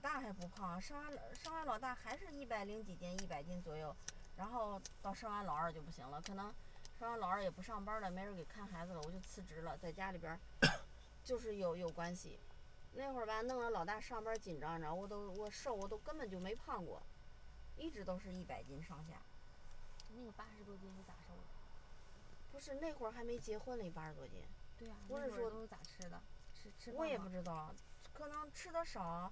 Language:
Chinese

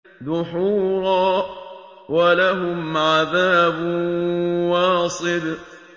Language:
Arabic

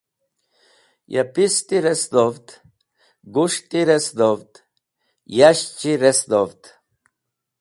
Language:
Wakhi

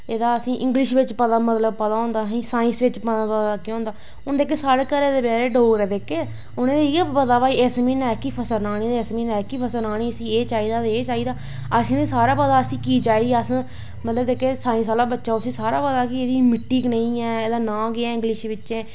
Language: Dogri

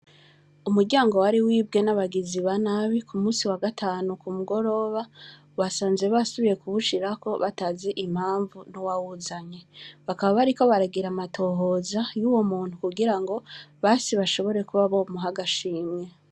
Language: Rundi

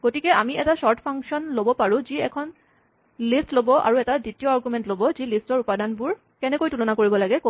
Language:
Assamese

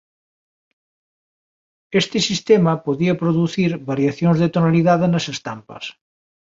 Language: Galician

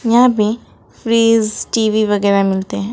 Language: Hindi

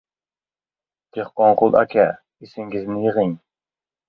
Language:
Uzbek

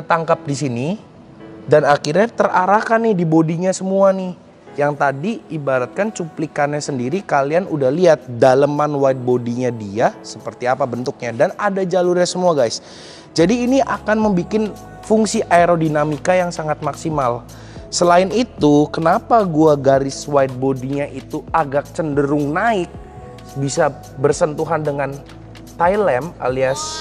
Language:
Indonesian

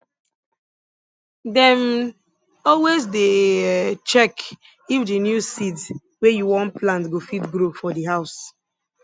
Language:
Nigerian Pidgin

